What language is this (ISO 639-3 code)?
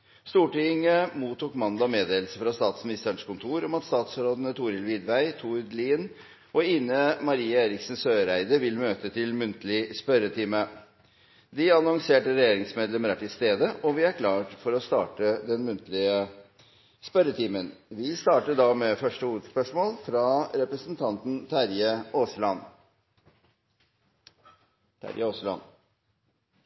nob